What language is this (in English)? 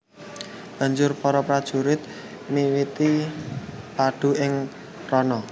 Javanese